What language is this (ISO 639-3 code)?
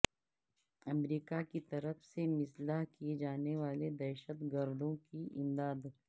urd